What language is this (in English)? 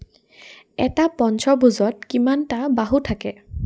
Assamese